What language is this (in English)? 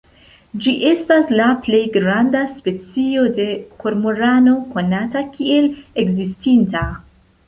Esperanto